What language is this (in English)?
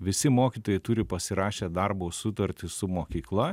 Lithuanian